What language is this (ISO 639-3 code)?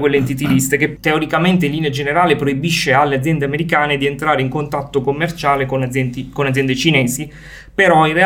ita